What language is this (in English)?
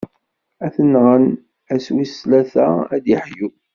Kabyle